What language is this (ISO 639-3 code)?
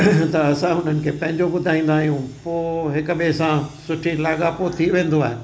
snd